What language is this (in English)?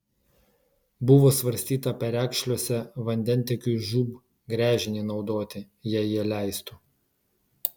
Lithuanian